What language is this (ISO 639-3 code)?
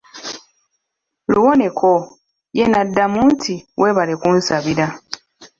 lug